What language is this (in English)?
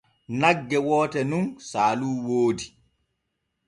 Borgu Fulfulde